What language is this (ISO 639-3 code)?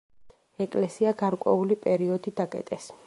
kat